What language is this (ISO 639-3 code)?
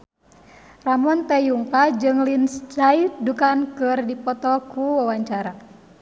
sun